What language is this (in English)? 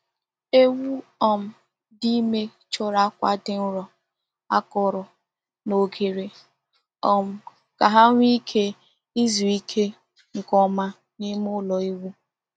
Igbo